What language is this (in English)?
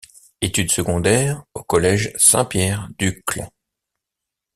French